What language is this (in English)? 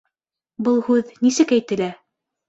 Bashkir